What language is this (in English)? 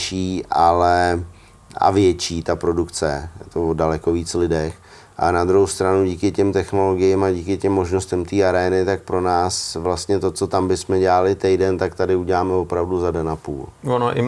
Czech